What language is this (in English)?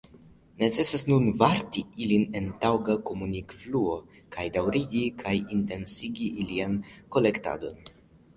Esperanto